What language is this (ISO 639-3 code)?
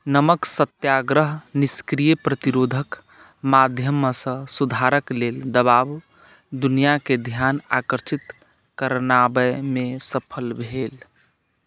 mai